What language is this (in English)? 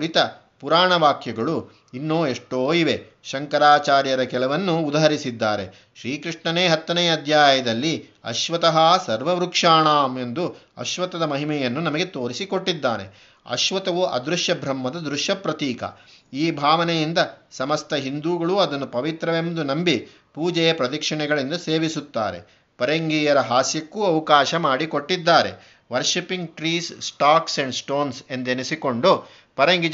Kannada